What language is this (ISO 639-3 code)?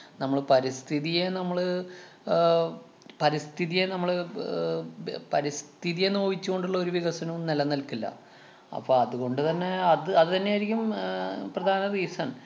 mal